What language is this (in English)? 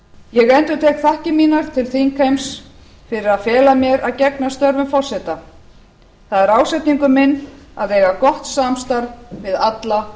Icelandic